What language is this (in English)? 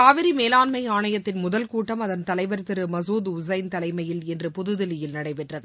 Tamil